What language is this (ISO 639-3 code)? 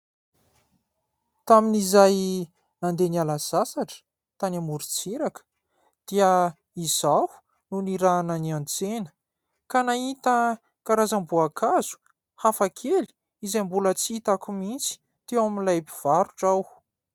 mlg